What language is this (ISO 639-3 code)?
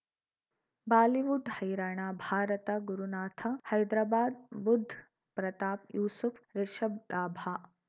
kan